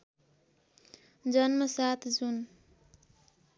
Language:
Nepali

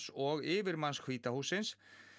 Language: Icelandic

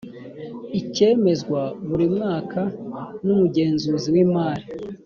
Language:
Kinyarwanda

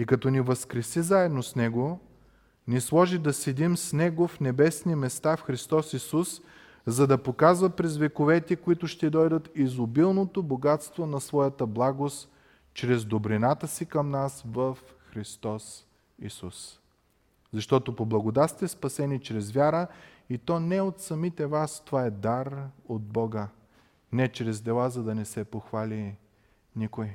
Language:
Bulgarian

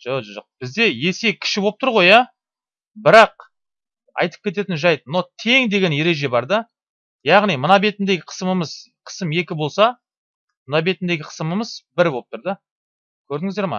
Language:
Turkish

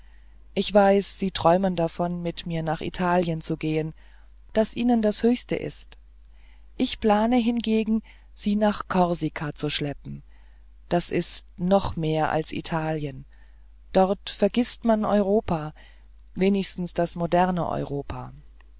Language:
German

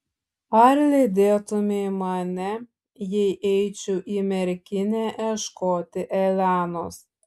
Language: Lithuanian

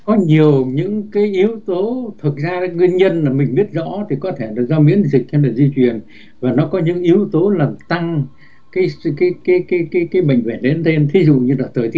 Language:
Vietnamese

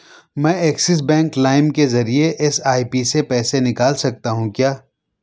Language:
Urdu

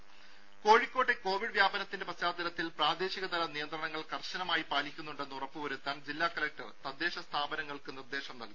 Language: Malayalam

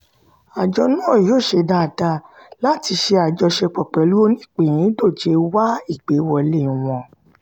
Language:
Yoruba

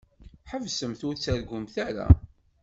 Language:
Kabyle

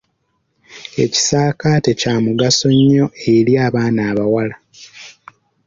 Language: Ganda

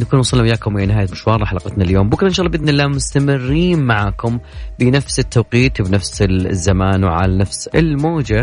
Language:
Arabic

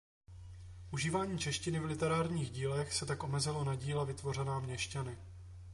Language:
Czech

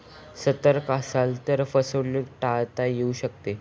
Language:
Marathi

